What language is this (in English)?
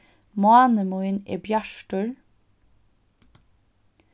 Faroese